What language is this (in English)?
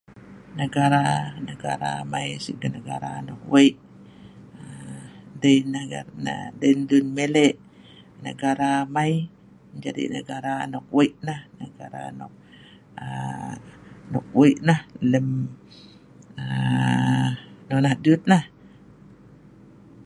Sa'ban